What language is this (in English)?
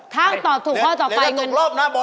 Thai